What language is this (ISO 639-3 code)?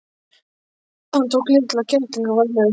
isl